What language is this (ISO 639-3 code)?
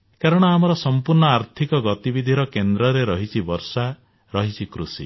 ori